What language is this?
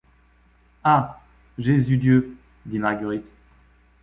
French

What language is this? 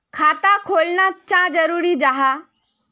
Magahi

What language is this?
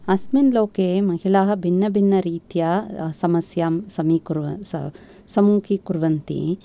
Sanskrit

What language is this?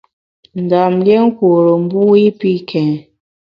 Bamun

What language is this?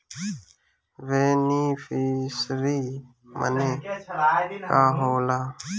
Bhojpuri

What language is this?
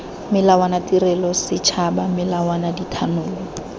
Tswana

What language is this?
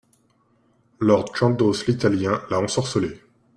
French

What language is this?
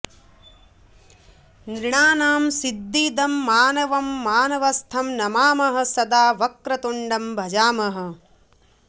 Sanskrit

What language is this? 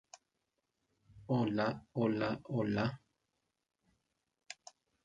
Spanish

